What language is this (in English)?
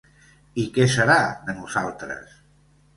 Catalan